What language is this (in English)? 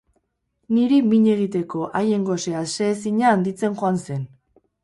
Basque